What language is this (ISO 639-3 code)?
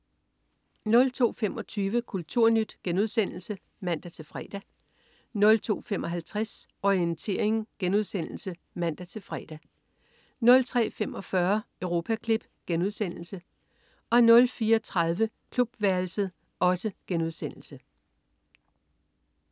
dan